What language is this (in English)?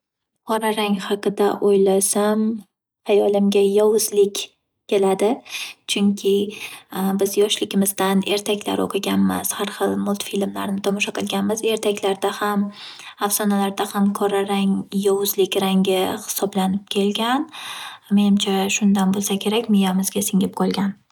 Uzbek